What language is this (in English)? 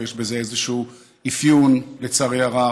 Hebrew